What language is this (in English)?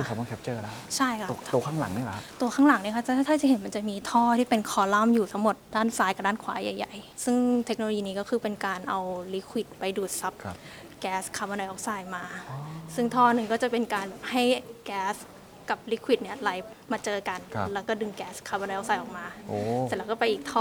Thai